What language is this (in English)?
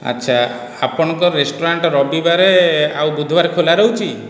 Odia